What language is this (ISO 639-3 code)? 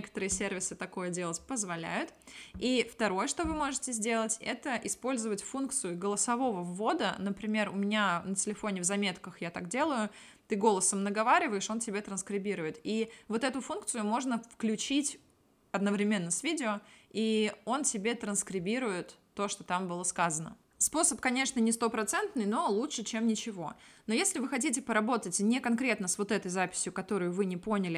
rus